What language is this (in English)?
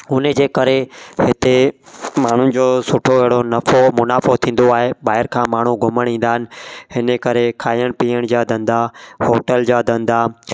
Sindhi